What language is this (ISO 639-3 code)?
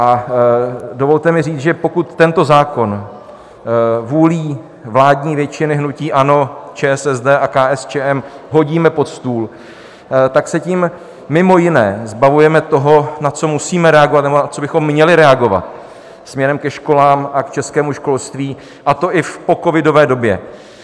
ces